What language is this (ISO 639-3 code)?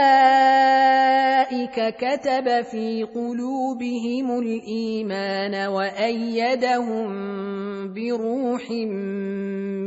ara